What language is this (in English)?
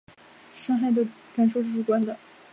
Chinese